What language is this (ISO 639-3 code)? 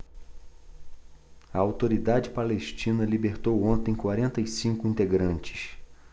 por